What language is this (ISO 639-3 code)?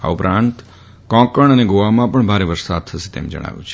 guj